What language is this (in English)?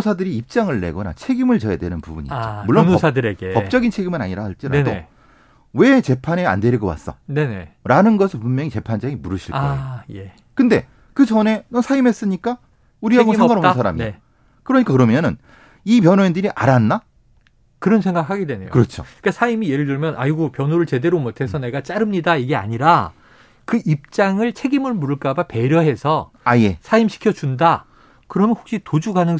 Korean